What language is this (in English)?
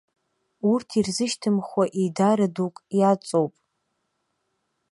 Abkhazian